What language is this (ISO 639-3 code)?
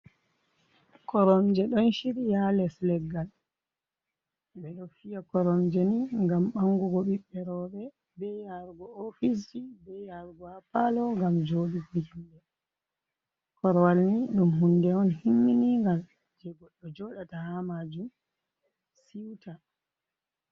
ful